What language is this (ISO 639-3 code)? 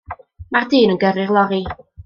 cym